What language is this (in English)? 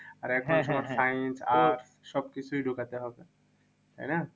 Bangla